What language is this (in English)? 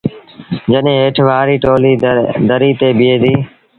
Sindhi Bhil